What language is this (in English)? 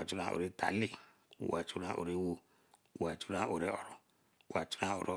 Eleme